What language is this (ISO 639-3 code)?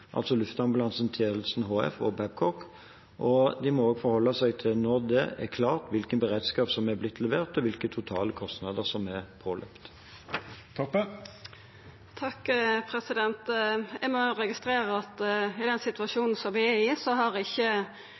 nor